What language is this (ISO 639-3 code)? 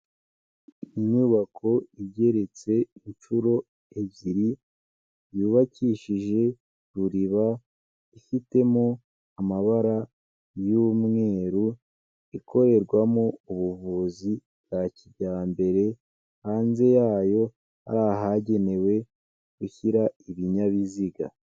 kin